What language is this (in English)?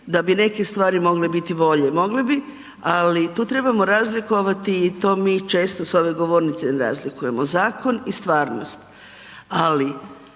Croatian